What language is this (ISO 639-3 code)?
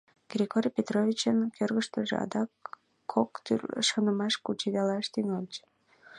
chm